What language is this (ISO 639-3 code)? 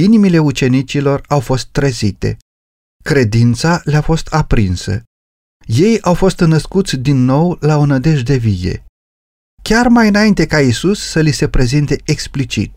ron